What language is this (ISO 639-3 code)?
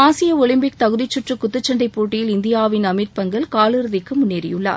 tam